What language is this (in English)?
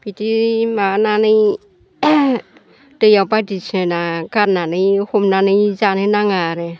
Bodo